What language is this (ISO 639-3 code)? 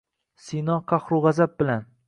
uzb